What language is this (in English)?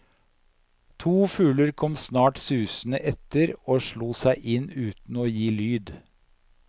Norwegian